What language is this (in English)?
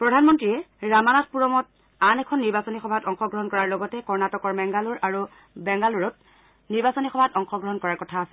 Assamese